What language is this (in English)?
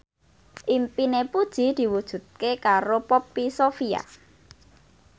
Javanese